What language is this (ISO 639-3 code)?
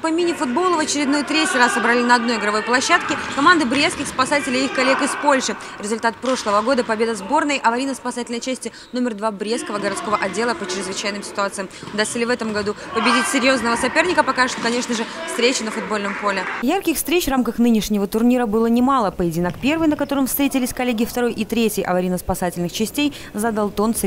rus